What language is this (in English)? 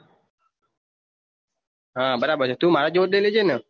Gujarati